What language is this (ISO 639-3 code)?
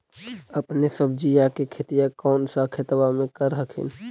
mag